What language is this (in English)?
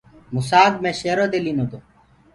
Gurgula